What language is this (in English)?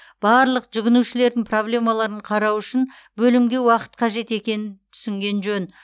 Kazakh